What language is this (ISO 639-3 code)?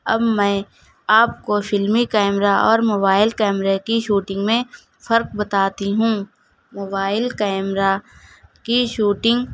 urd